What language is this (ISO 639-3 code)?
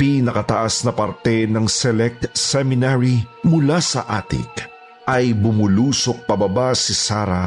fil